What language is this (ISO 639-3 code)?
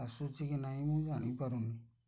ori